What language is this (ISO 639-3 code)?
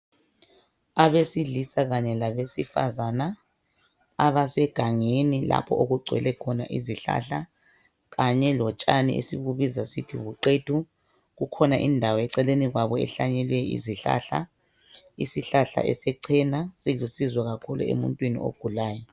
nde